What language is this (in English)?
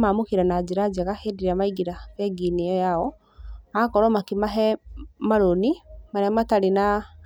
Kikuyu